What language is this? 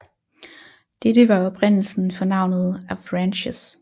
Danish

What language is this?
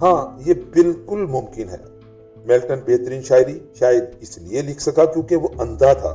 Urdu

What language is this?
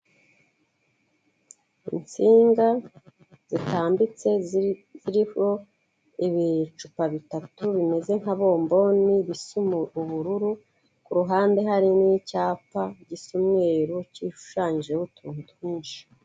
Kinyarwanda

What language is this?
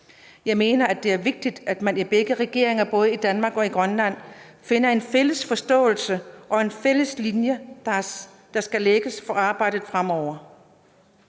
Danish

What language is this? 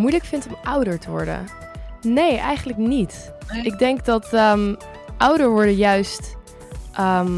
Dutch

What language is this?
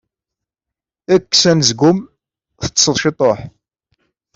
Kabyle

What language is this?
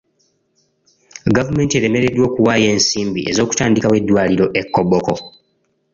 Ganda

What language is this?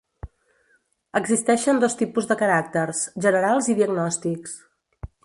Catalan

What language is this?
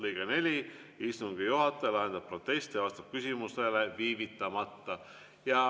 Estonian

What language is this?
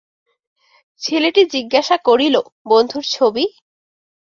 Bangla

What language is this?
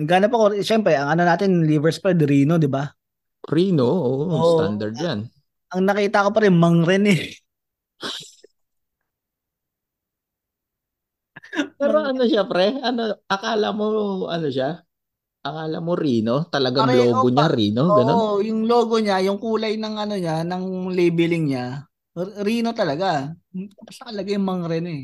Filipino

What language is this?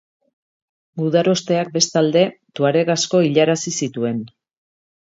Basque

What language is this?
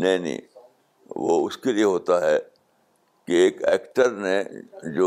Urdu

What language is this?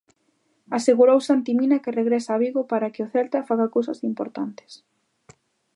Galician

